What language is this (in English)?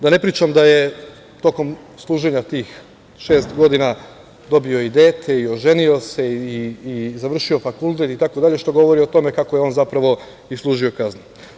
Serbian